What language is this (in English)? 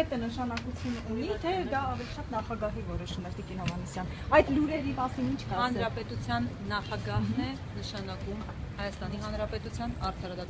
Romanian